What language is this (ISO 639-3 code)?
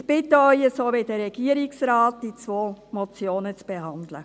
gsw